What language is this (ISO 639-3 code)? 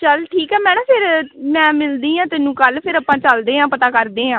pan